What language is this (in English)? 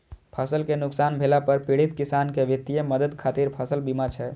Maithili